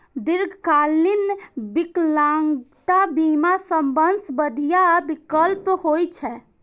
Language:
Maithili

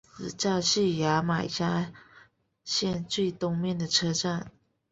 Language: Chinese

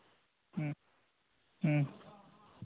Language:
Santali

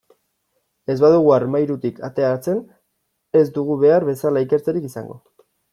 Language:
Basque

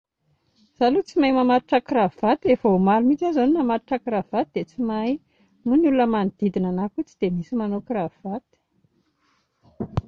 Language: Malagasy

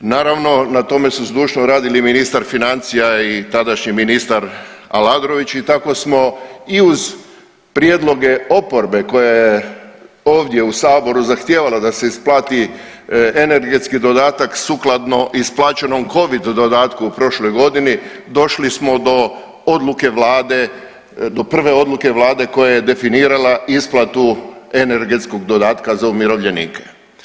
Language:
Croatian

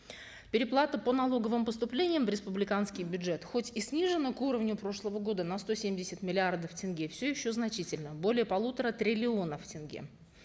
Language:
Kazakh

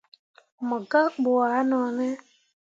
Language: Mundang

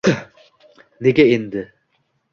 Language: Uzbek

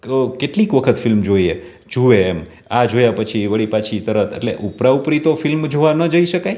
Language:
Gujarati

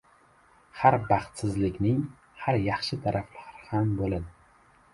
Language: Uzbek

